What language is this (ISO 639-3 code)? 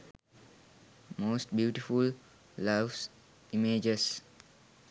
sin